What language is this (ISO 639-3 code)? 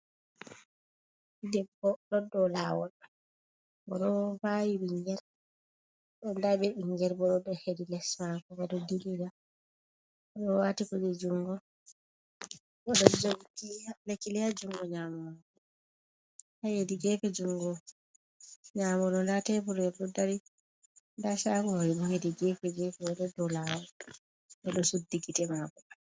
ful